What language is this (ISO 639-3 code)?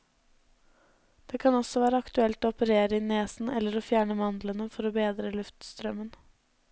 nor